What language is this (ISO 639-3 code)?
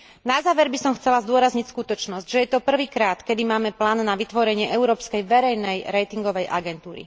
slk